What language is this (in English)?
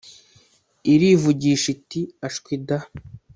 Kinyarwanda